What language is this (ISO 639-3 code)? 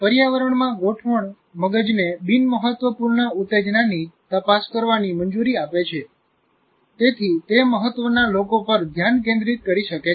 guj